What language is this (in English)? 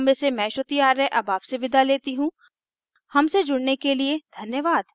Hindi